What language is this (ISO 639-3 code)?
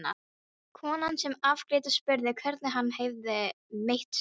isl